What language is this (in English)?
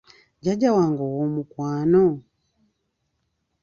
Ganda